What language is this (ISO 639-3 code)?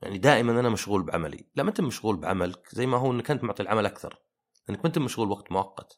ara